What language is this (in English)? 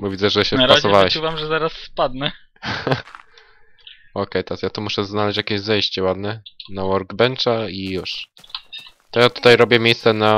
Polish